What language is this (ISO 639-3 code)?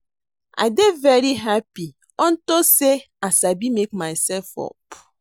pcm